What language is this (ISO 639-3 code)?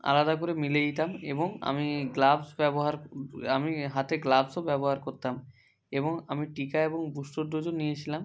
ben